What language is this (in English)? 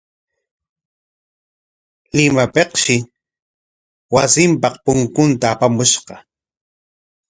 Corongo Ancash Quechua